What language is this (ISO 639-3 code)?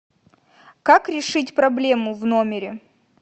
rus